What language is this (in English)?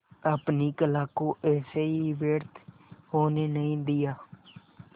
Hindi